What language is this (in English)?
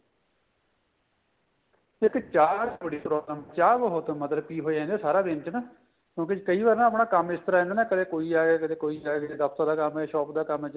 Punjabi